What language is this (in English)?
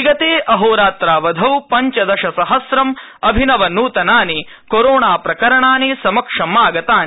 Sanskrit